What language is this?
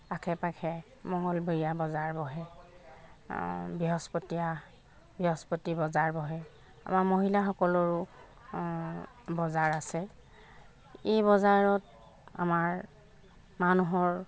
Assamese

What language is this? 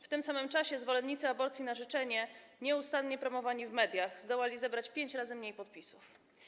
Polish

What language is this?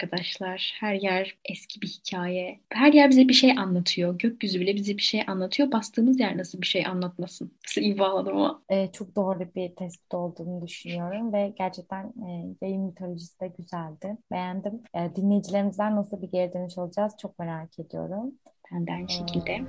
Turkish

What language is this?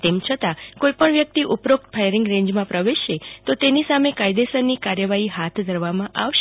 Gujarati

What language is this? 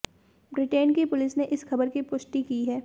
Hindi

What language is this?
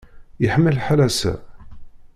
Kabyle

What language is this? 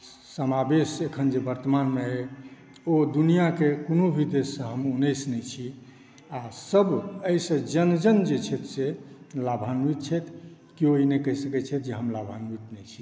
Maithili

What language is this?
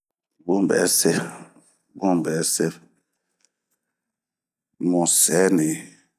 Bomu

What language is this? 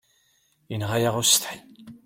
Kabyle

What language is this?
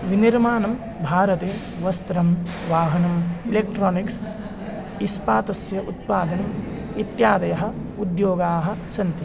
Sanskrit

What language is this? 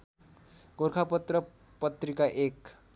Nepali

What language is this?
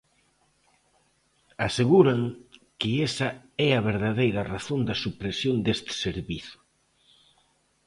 Galician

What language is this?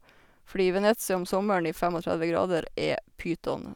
Norwegian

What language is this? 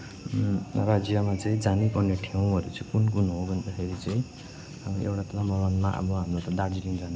Nepali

